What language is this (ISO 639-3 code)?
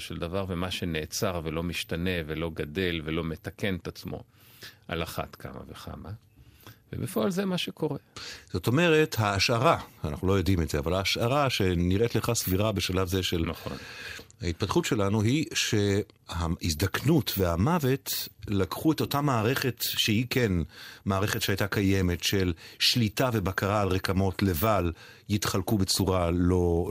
heb